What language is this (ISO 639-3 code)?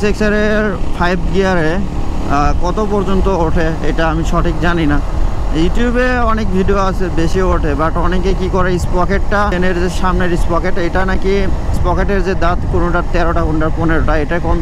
ben